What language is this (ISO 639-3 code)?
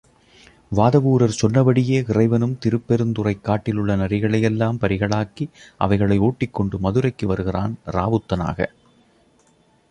tam